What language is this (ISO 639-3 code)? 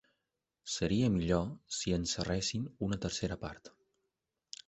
cat